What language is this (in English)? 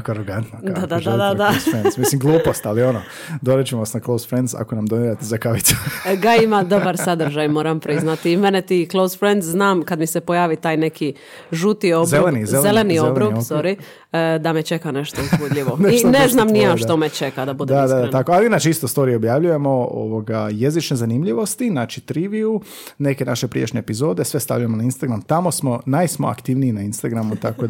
Croatian